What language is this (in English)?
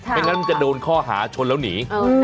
Thai